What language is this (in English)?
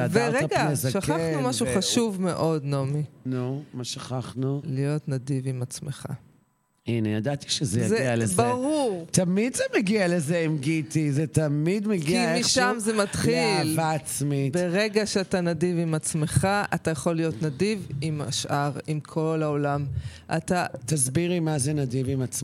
Hebrew